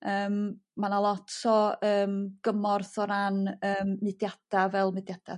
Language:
Welsh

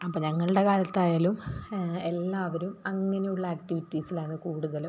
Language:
Malayalam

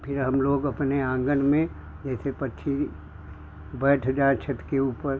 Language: Hindi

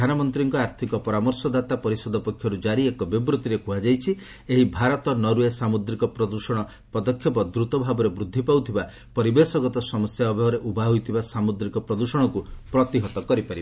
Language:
Odia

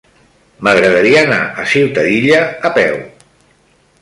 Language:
Catalan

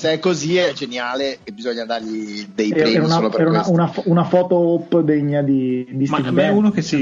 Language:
Italian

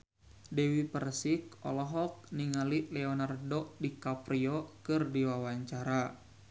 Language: Sundanese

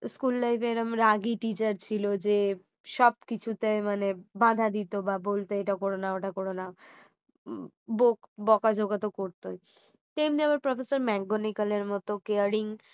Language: Bangla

